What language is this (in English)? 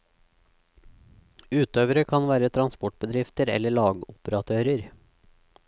Norwegian